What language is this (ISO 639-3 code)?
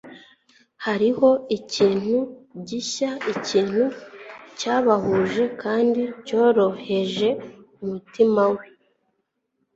kin